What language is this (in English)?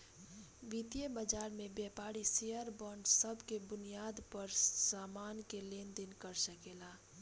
Bhojpuri